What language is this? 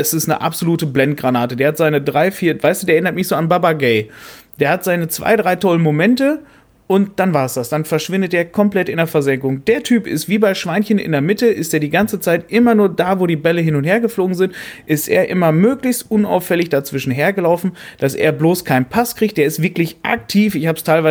German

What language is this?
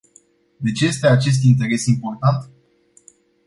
Romanian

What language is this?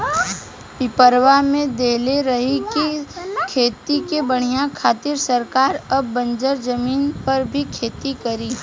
Bhojpuri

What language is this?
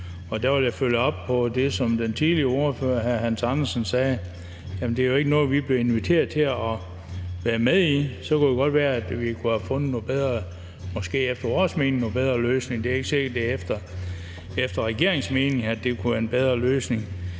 Danish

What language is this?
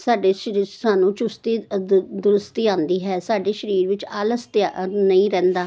Punjabi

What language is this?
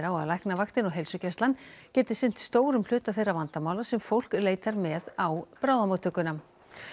Icelandic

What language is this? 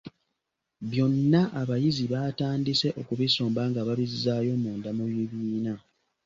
Ganda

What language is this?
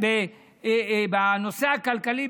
Hebrew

